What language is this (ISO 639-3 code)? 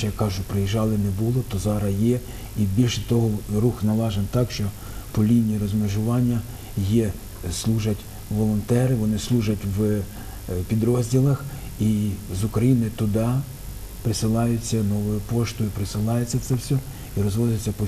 ukr